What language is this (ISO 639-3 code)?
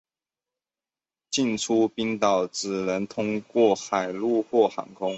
zho